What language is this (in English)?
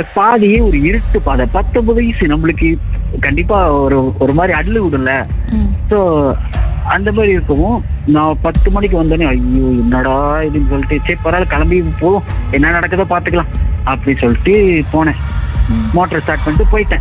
Tamil